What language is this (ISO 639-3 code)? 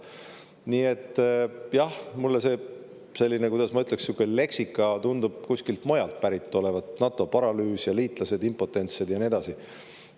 est